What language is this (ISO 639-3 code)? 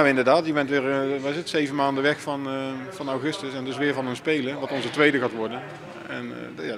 nld